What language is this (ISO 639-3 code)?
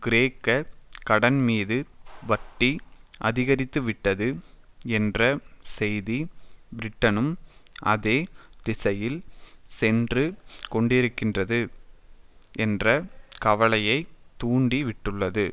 tam